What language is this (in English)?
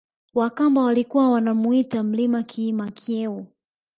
Swahili